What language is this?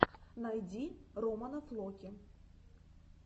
Russian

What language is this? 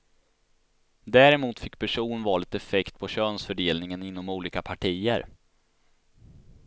Swedish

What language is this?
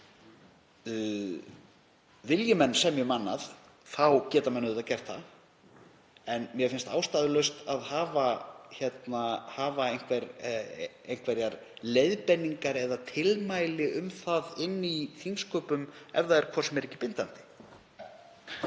Icelandic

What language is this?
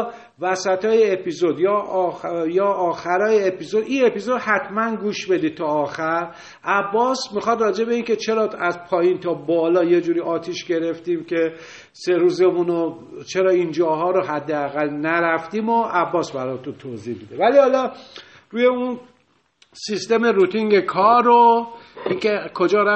Persian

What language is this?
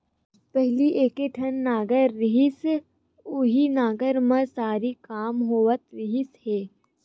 Chhattisgarhi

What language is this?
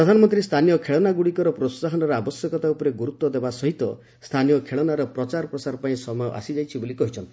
Odia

